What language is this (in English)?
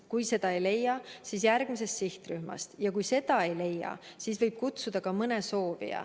Estonian